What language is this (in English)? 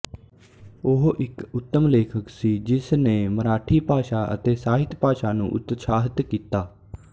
Punjabi